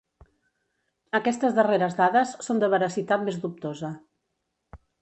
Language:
Catalan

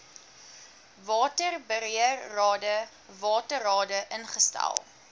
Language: Afrikaans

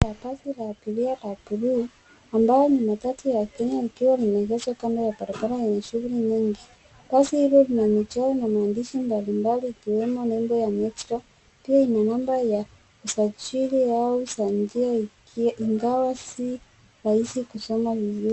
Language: Swahili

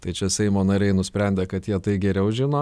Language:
Lithuanian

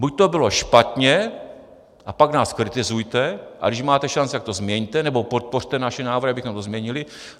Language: Czech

